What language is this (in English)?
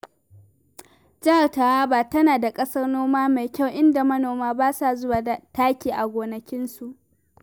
Hausa